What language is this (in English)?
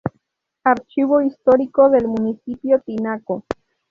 Spanish